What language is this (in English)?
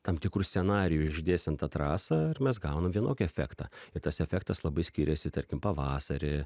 Lithuanian